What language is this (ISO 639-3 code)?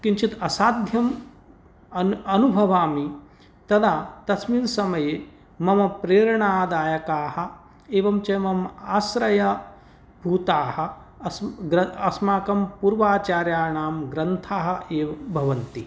san